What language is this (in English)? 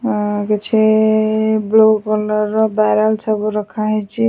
Odia